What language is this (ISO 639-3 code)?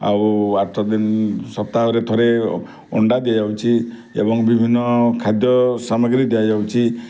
ori